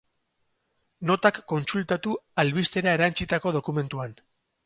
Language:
Basque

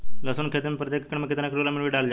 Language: Bhojpuri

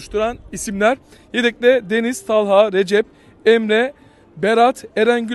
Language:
Turkish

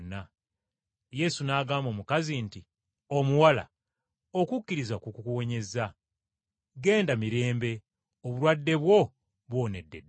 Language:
Ganda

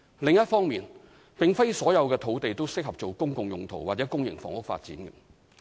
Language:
Cantonese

